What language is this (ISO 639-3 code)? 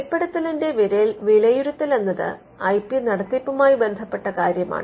mal